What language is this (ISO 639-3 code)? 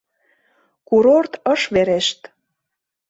chm